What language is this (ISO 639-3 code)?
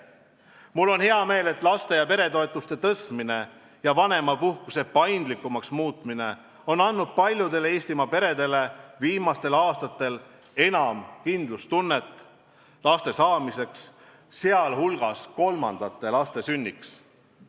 est